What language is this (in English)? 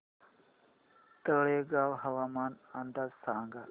Marathi